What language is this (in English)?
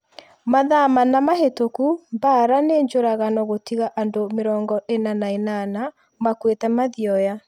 Kikuyu